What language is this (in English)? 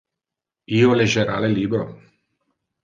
Interlingua